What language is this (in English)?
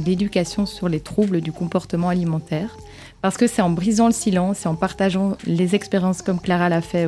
French